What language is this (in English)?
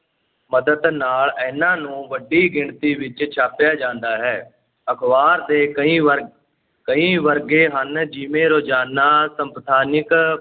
Punjabi